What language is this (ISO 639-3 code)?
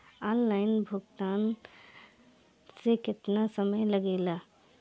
bho